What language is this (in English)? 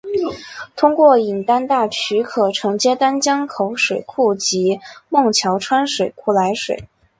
Chinese